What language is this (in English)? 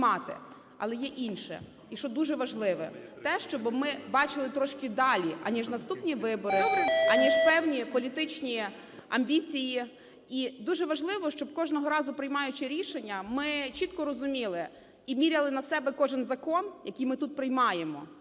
Ukrainian